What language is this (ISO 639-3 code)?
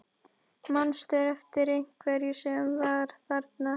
isl